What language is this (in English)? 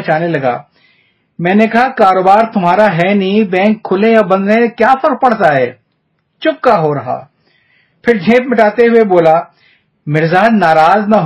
Urdu